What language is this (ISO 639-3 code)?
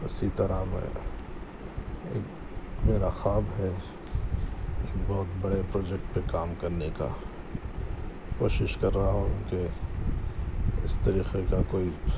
urd